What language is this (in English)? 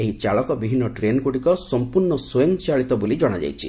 Odia